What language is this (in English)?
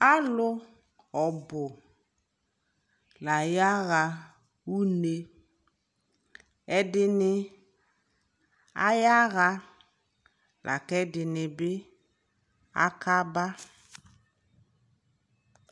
Ikposo